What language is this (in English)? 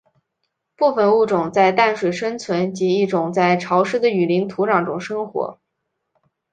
Chinese